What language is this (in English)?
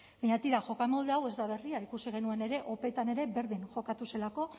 Basque